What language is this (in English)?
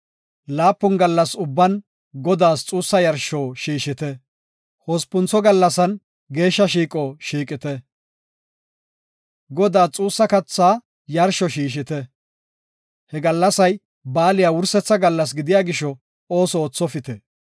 Gofa